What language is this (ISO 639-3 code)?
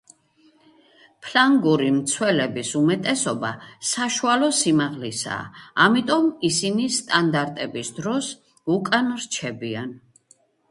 kat